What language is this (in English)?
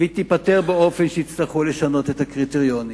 Hebrew